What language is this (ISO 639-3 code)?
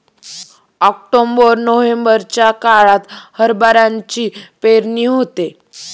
mar